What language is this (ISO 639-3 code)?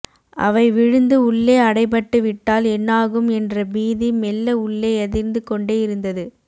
tam